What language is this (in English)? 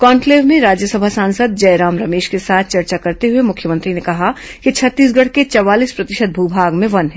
Hindi